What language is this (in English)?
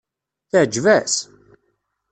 Kabyle